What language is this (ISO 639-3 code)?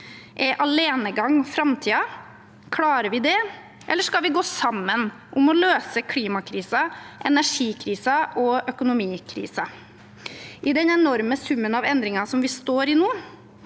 nor